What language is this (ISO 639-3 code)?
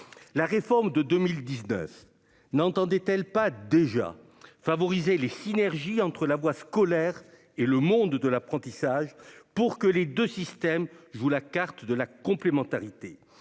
fra